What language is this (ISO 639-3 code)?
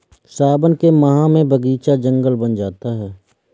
hin